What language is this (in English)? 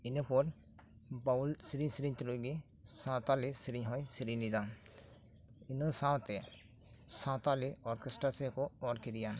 Santali